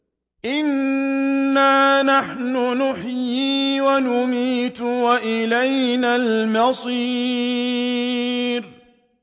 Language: Arabic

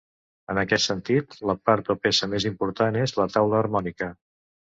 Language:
Catalan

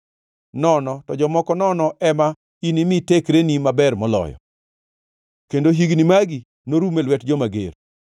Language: Luo (Kenya and Tanzania)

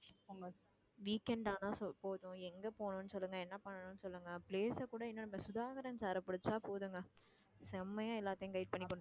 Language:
Tamil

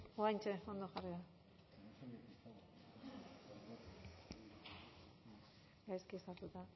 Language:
Basque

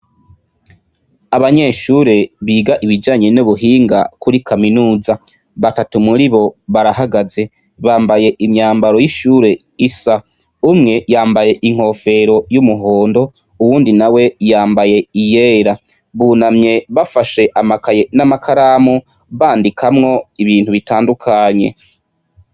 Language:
Rundi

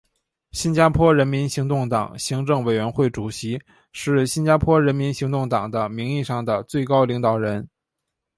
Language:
Chinese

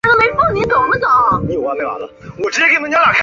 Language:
Chinese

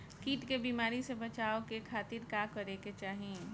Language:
Bhojpuri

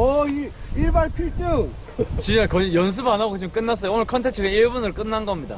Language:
Korean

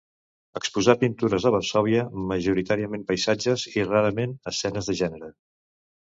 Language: Catalan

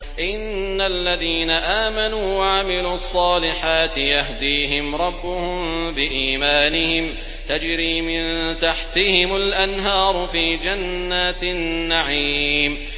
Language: Arabic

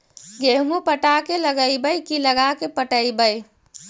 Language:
Magahi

